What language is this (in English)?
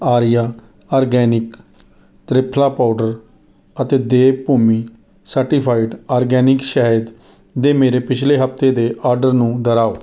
Punjabi